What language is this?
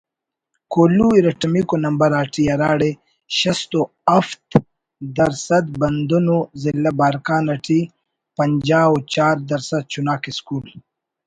Brahui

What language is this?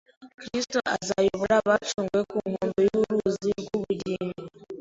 Kinyarwanda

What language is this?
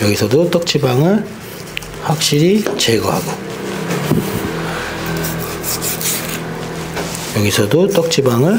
Korean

